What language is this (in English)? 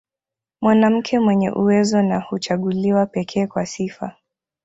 Swahili